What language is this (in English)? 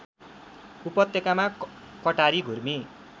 Nepali